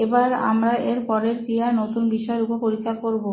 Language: Bangla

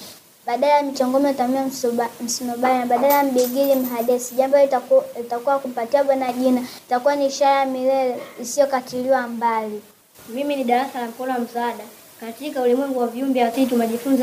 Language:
Swahili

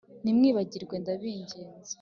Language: Kinyarwanda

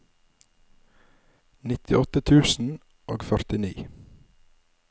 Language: Norwegian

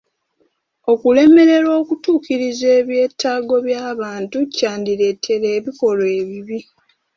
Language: Ganda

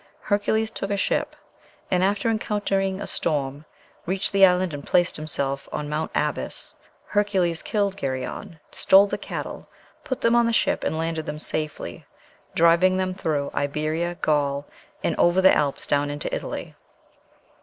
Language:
English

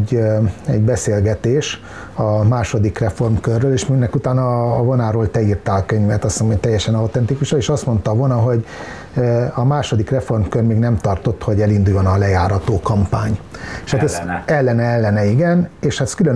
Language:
Hungarian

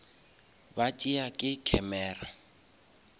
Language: Northern Sotho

